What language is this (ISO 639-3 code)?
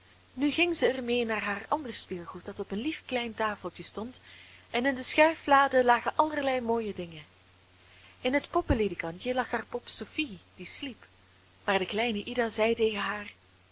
nld